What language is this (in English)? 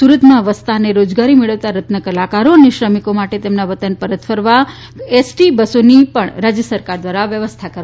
Gujarati